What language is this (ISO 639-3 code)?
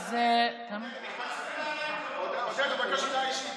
heb